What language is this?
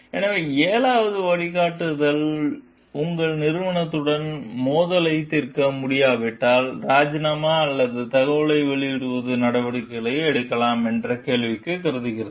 Tamil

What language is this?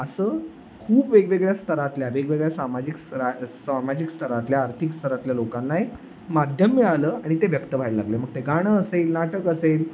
Marathi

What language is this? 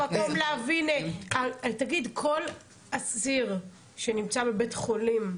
Hebrew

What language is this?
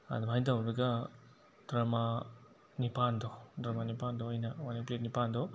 Manipuri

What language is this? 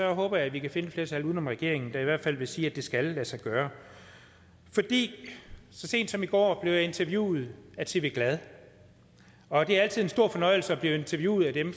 Danish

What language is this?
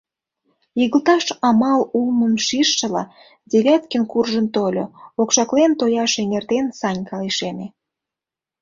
Mari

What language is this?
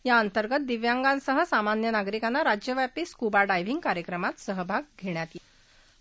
Marathi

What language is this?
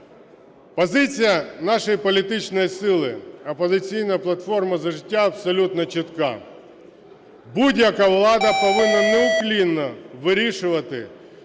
Ukrainian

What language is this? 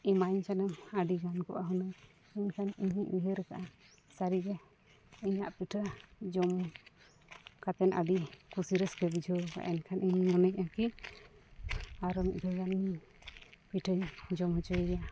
Santali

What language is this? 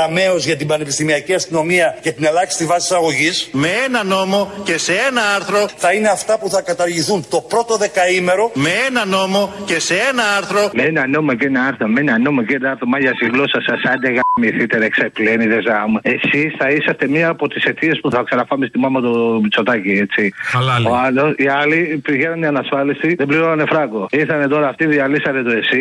Greek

